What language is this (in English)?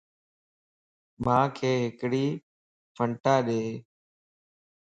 Lasi